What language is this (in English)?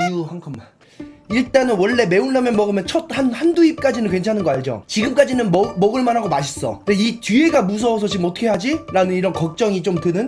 Korean